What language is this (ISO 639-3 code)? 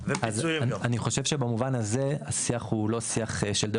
heb